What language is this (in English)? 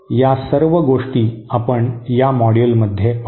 Marathi